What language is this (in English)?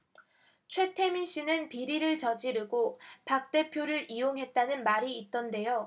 Korean